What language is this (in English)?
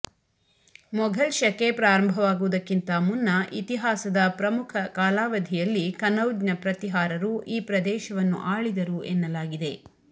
Kannada